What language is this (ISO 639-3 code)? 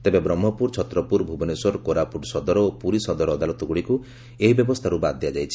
ori